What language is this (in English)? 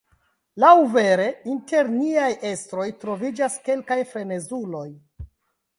Esperanto